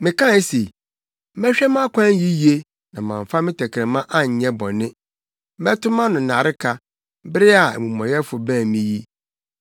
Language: Akan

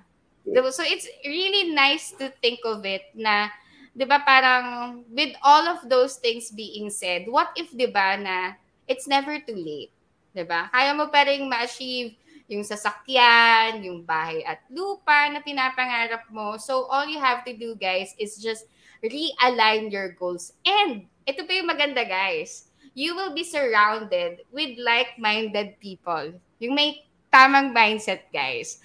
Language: Filipino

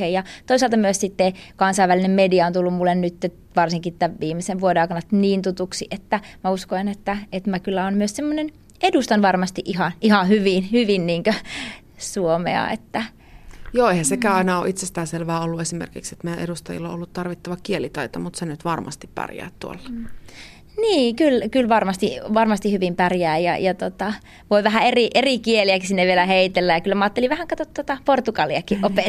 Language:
Finnish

